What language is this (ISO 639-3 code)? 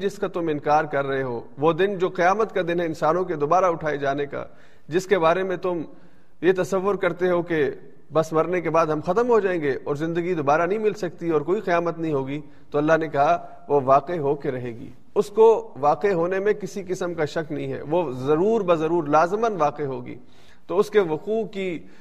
urd